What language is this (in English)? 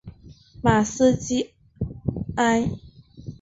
Chinese